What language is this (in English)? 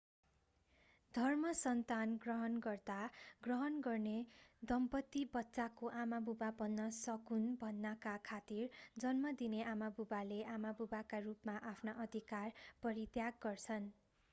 Nepali